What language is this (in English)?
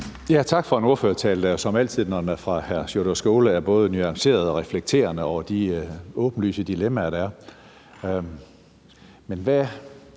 Danish